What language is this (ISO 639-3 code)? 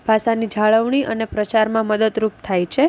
guj